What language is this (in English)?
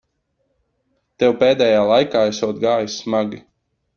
Latvian